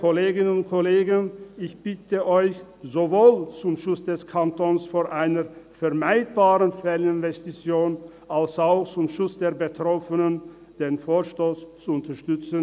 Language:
Swiss German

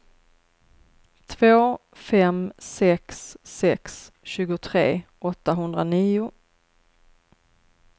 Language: Swedish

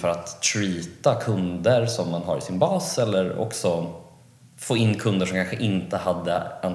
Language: Swedish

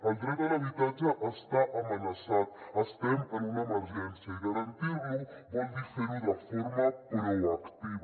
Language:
Catalan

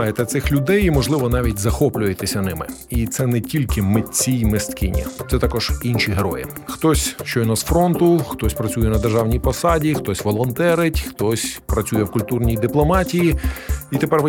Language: Ukrainian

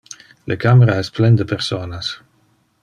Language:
Interlingua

